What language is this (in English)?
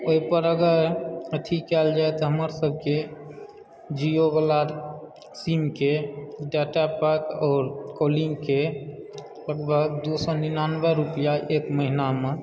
Maithili